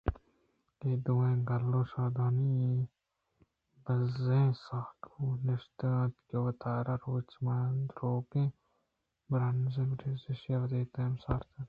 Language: Eastern Balochi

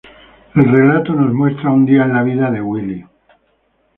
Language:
Spanish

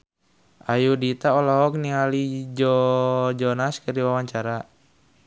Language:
Sundanese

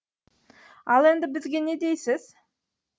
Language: Kazakh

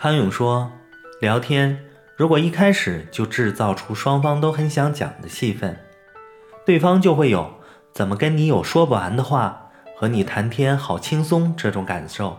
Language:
Chinese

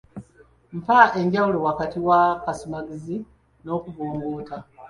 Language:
Ganda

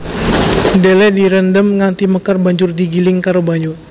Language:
Javanese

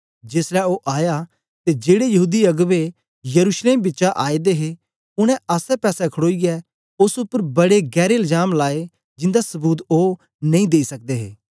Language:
Dogri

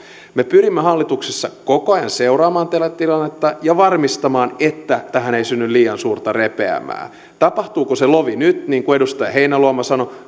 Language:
Finnish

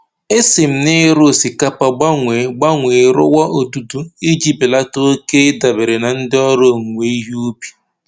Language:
Igbo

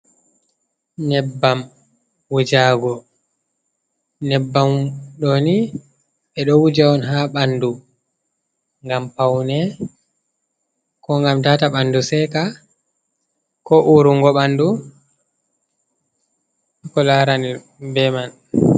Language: Fula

